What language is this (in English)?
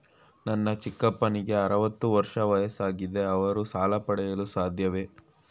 Kannada